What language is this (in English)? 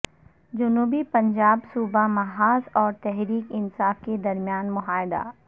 Urdu